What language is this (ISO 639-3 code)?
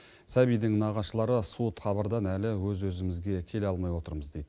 kaz